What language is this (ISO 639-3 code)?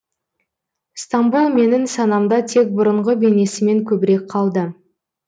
kaz